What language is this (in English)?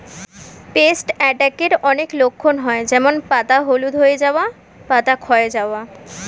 Bangla